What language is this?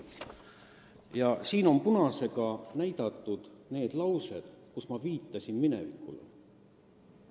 Estonian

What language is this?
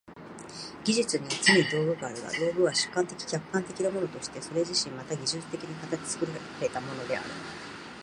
Japanese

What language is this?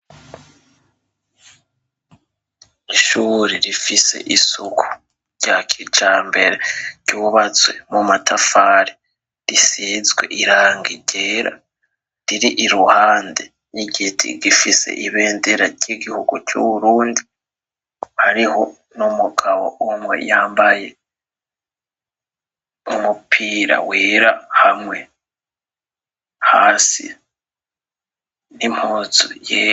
Rundi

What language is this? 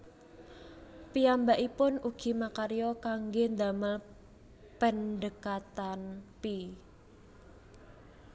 Javanese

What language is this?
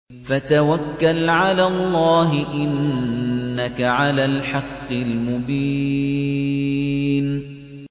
Arabic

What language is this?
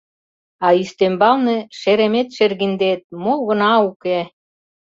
Mari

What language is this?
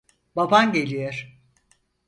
Turkish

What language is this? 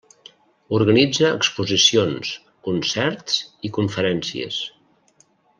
Catalan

